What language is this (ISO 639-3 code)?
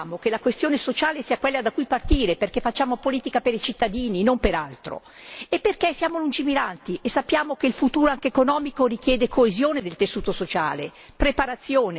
ita